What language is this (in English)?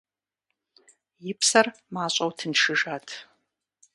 Kabardian